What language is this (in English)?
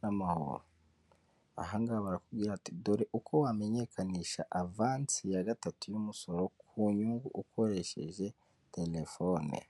Kinyarwanda